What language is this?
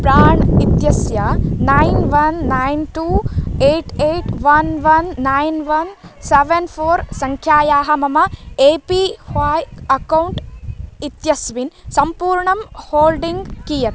Sanskrit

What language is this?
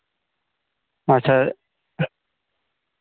Santali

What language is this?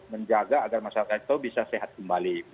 Indonesian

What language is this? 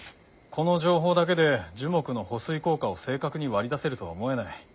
Japanese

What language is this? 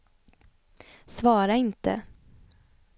Swedish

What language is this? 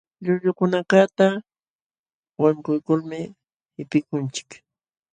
Jauja Wanca Quechua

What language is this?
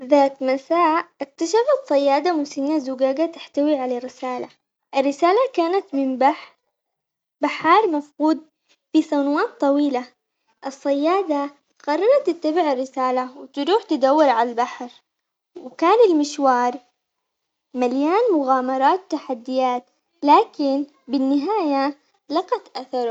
Omani Arabic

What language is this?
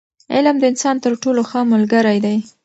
Pashto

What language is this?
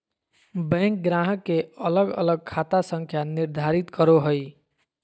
Magahi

